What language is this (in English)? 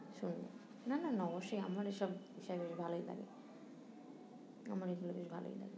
Bangla